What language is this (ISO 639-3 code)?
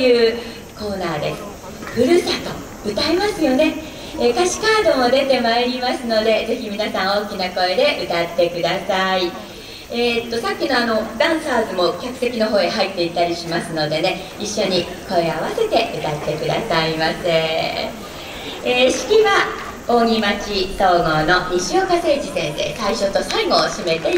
jpn